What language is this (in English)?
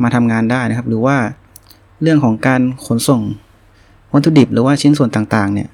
Thai